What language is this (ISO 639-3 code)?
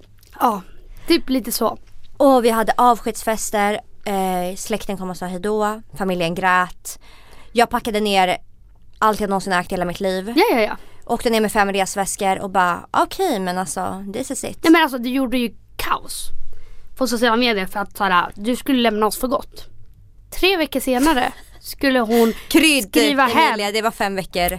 swe